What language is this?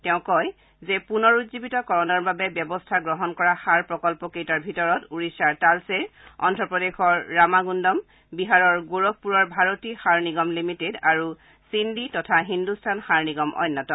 Assamese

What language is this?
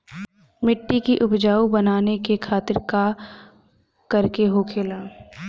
Bhojpuri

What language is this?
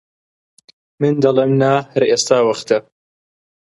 Central Kurdish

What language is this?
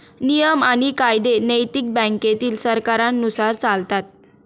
Marathi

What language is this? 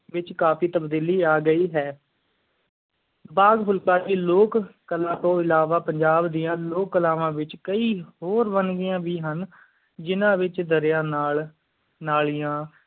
Punjabi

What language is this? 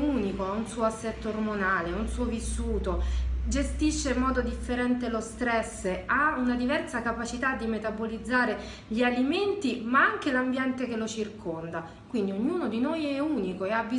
Italian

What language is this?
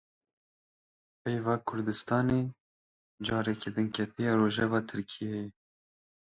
Kurdish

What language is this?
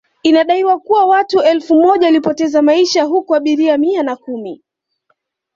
Swahili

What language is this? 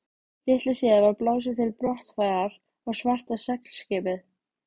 Icelandic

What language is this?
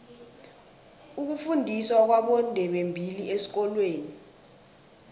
South Ndebele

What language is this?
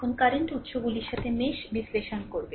Bangla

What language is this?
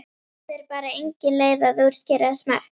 Icelandic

